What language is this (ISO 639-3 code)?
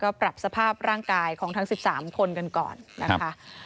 tha